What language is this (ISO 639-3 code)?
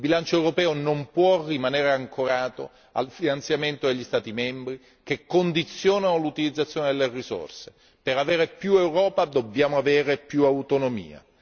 ita